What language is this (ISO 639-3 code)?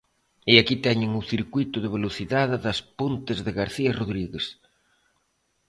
glg